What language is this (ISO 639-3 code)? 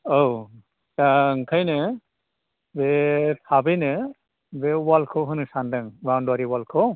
brx